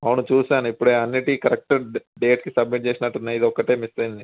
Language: Telugu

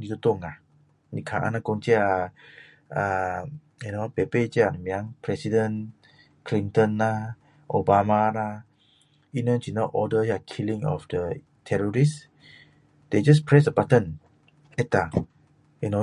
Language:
Min Dong Chinese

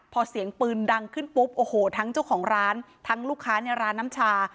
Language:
Thai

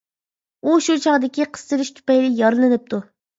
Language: Uyghur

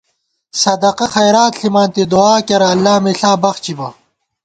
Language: Gawar-Bati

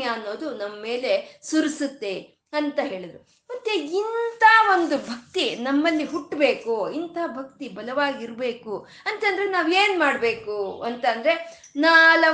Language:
Kannada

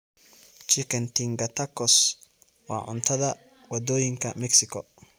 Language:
Somali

